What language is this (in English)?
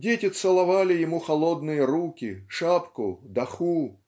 Russian